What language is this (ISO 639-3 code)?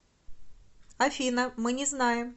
rus